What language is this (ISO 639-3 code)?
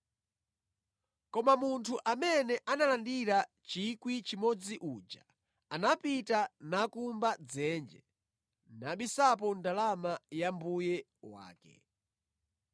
nya